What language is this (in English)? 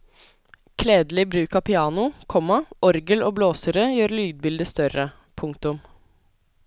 Norwegian